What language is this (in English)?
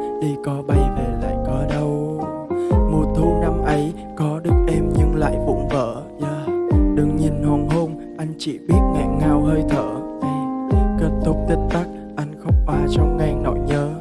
Vietnamese